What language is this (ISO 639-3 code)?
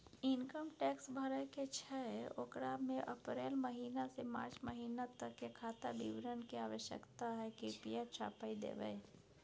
mai